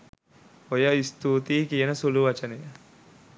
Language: Sinhala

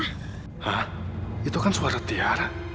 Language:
Indonesian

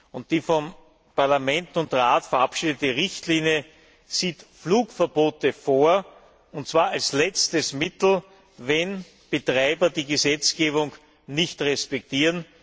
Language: German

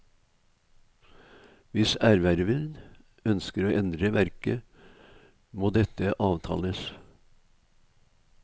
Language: Norwegian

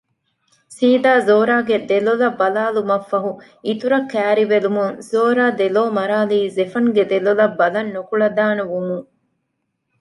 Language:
Divehi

